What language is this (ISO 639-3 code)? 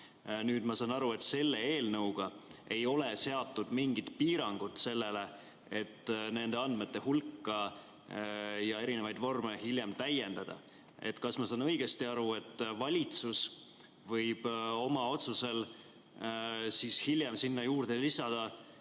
est